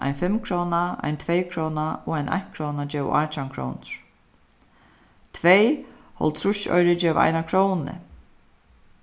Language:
Faroese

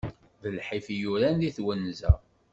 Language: Kabyle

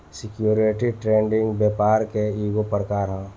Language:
Bhojpuri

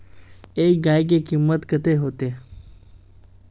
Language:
Magahi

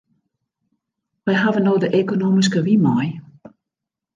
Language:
Western Frisian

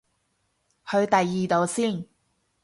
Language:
Cantonese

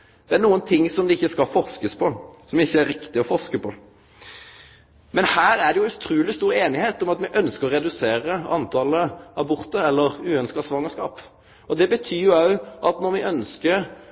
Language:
Norwegian Nynorsk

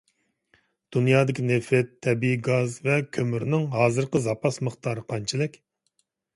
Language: Uyghur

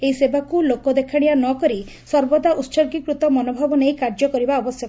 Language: Odia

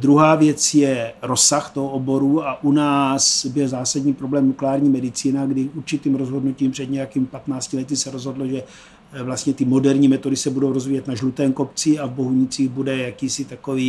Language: Czech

